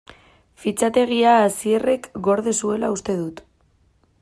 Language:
Basque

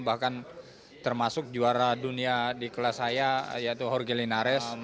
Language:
Indonesian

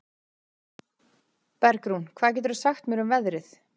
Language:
Icelandic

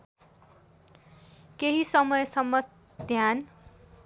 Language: Nepali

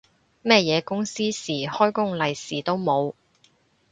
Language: Cantonese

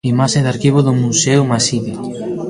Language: Galician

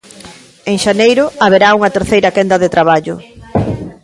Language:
Galician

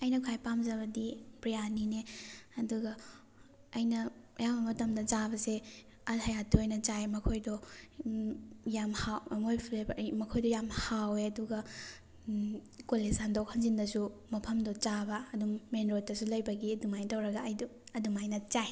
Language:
Manipuri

